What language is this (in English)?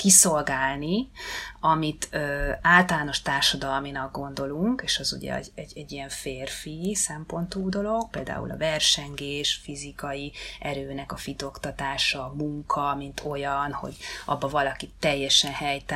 Hungarian